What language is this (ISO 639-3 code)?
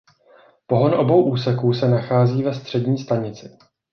ces